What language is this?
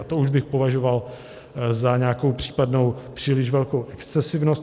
Czech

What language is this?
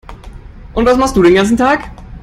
German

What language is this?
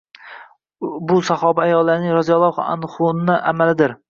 Uzbek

